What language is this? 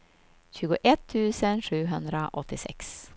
Swedish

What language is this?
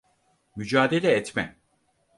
Turkish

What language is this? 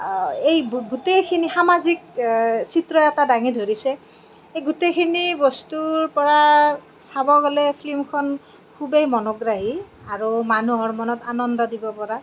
Assamese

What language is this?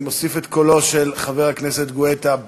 Hebrew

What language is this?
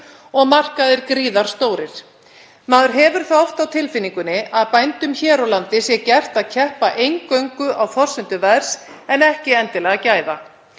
Icelandic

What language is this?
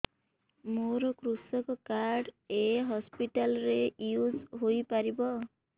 Odia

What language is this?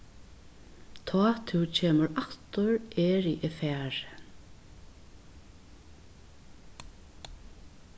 Faroese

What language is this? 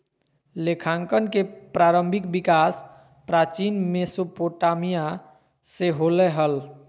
Magahi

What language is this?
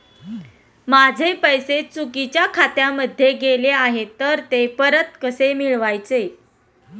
Marathi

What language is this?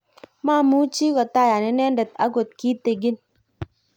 Kalenjin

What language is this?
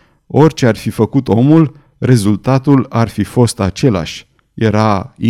Romanian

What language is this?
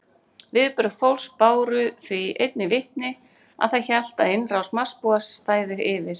Icelandic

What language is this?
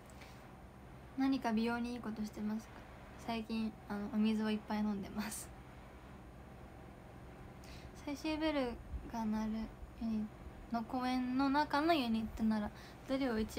Japanese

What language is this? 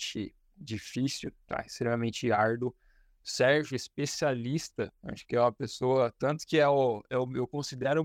Portuguese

